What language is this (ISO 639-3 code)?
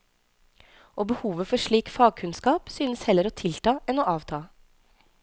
nor